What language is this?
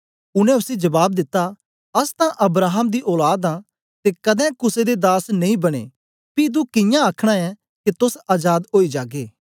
Dogri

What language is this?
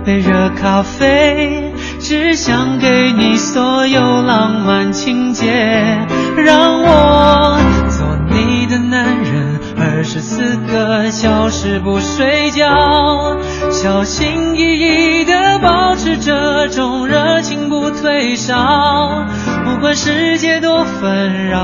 Chinese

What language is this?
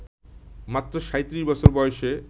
Bangla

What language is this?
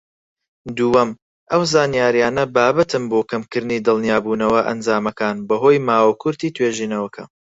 Central Kurdish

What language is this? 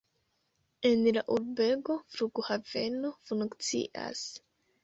Esperanto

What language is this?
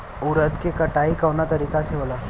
Bhojpuri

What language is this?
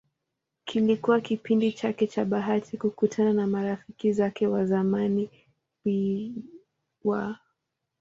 Swahili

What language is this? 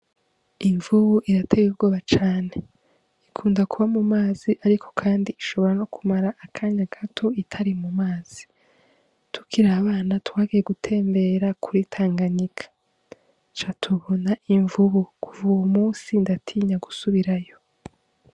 Rundi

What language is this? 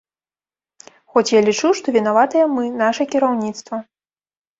Belarusian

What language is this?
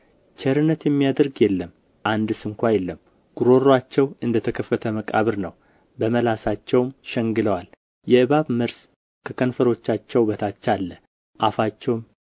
Amharic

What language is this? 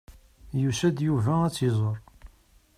Kabyle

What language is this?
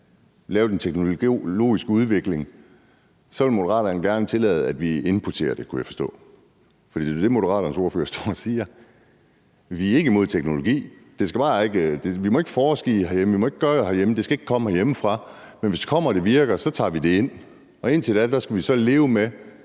Danish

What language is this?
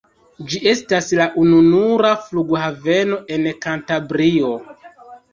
Esperanto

